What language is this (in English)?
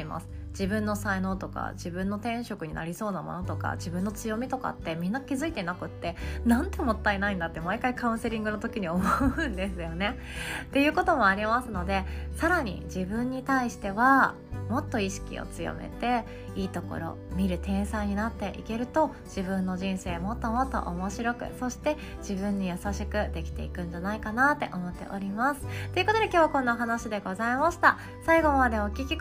Japanese